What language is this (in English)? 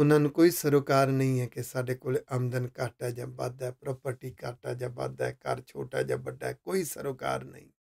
Hindi